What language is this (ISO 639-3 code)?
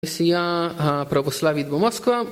heb